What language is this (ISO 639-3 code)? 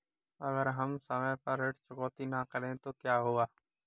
hin